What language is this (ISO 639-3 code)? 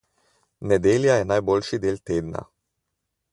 slv